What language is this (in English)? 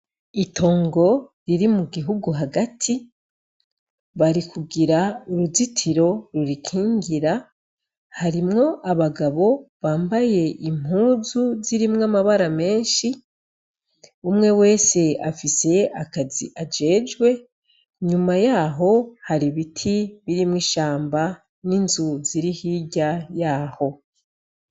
Rundi